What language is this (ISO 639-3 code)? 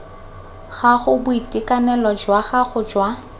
tsn